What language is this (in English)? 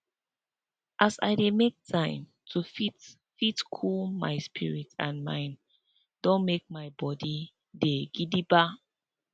Nigerian Pidgin